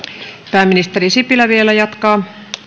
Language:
Finnish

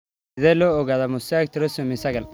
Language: Somali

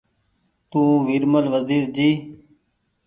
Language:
Goaria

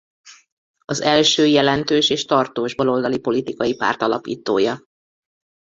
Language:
Hungarian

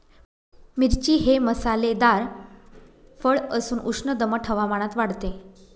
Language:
Marathi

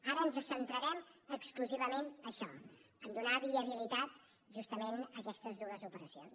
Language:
Catalan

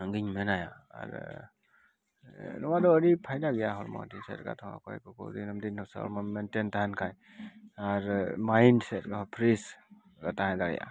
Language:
Santali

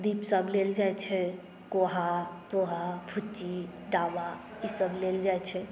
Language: Maithili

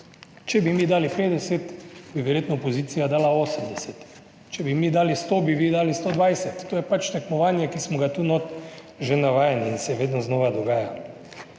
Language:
Slovenian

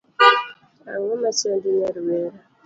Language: Luo (Kenya and Tanzania)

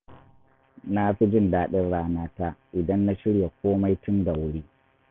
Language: Hausa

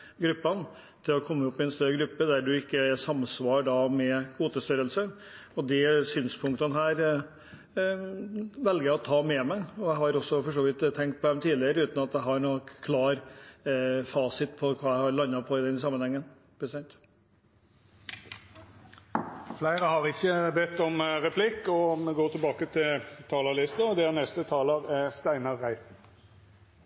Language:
Norwegian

